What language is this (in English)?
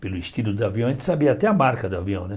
Portuguese